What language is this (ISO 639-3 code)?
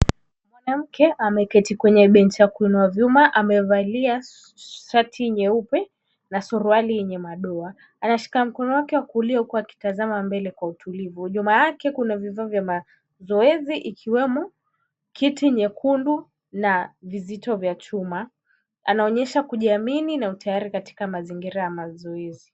swa